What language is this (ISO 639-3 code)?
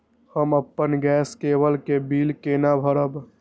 mai